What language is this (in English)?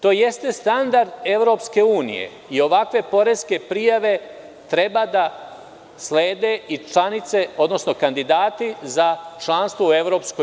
Serbian